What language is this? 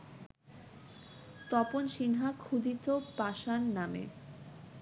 Bangla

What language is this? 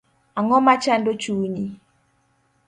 Luo (Kenya and Tanzania)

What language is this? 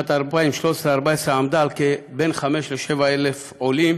Hebrew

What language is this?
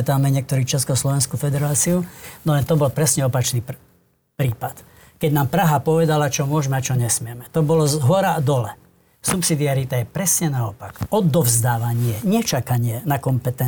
Slovak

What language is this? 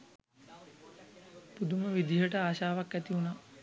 Sinhala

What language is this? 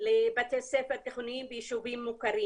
Hebrew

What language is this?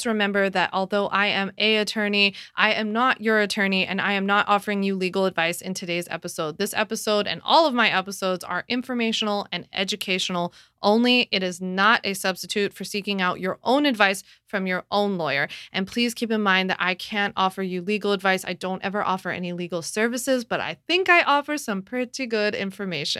English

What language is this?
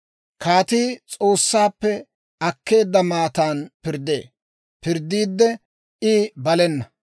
Dawro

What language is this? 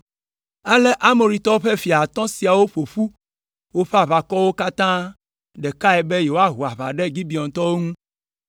Ewe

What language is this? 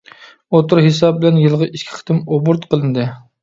Uyghur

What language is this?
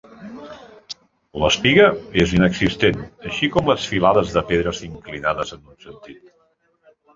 Catalan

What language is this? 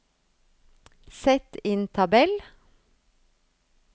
Norwegian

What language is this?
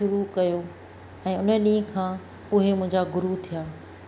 Sindhi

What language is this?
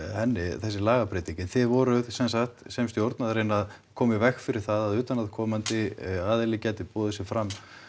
Icelandic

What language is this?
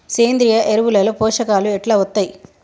Telugu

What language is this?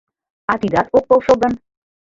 Mari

